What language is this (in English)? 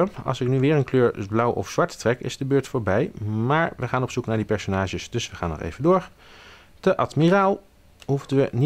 Dutch